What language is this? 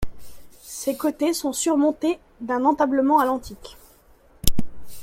French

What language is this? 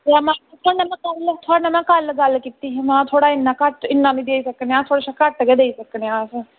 Dogri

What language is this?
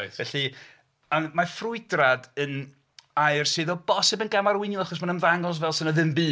Welsh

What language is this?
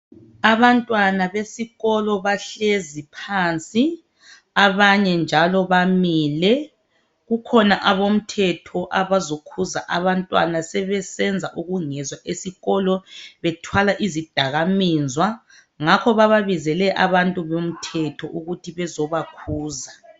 North Ndebele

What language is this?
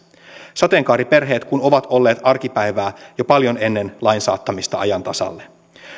Finnish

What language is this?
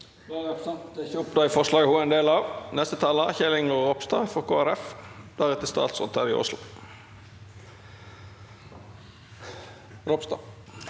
Norwegian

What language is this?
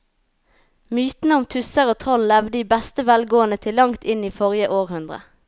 Norwegian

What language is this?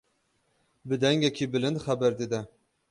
Kurdish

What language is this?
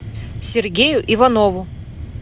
Russian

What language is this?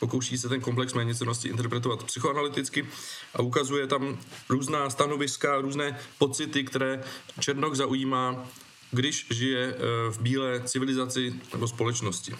Czech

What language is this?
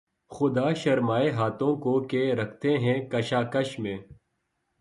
Urdu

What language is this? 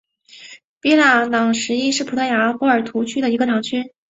Chinese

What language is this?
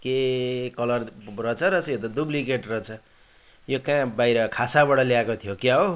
Nepali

